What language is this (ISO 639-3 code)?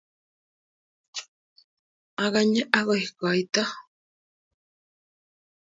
kln